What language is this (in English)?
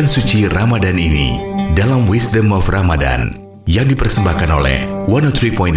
Indonesian